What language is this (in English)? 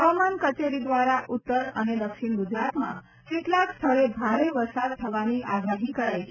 Gujarati